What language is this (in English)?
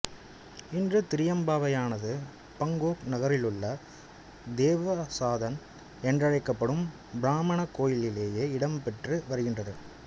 Tamil